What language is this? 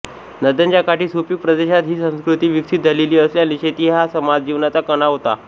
Marathi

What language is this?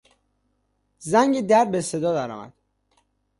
Persian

